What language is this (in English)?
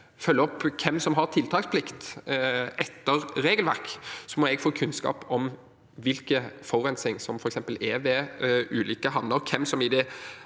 Norwegian